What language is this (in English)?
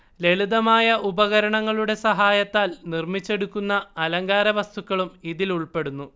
Malayalam